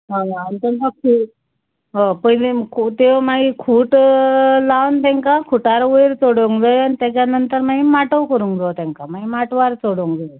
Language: Konkani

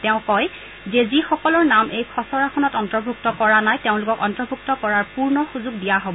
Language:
Assamese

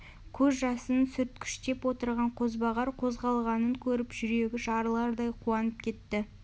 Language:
Kazakh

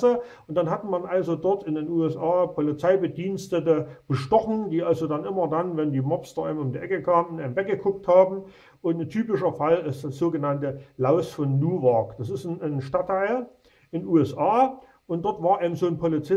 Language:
German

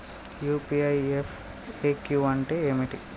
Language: Telugu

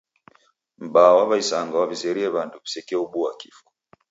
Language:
Taita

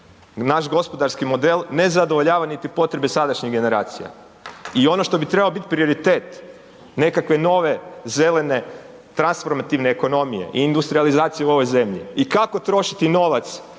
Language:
Croatian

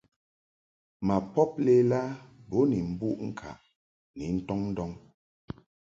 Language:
Mungaka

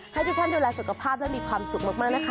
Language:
Thai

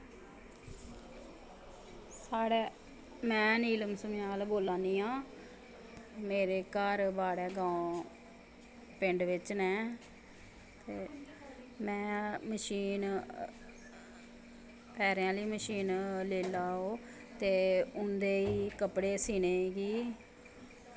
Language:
Dogri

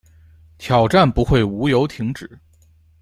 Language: Chinese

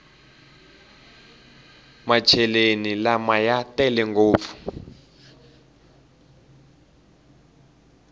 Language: Tsonga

